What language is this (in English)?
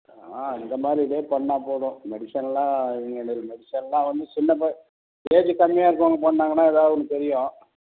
Tamil